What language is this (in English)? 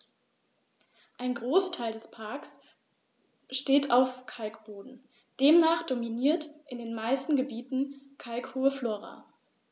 German